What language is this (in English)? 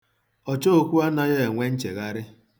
Igbo